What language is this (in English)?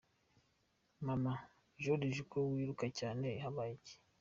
Kinyarwanda